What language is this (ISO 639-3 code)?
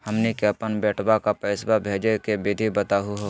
mag